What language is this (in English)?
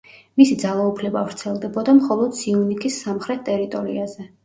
Georgian